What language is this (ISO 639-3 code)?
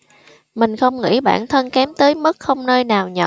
vie